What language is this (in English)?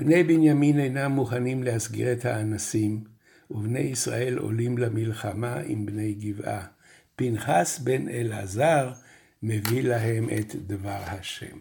Hebrew